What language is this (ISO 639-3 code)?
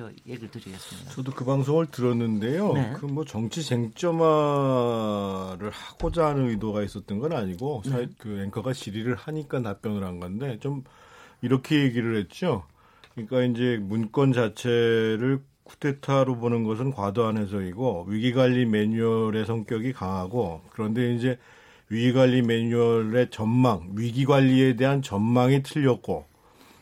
kor